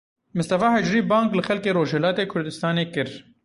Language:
Kurdish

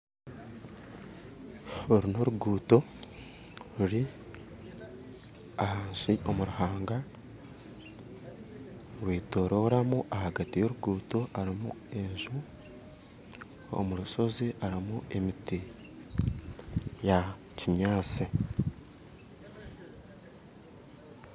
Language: Nyankole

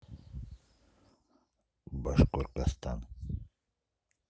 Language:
Russian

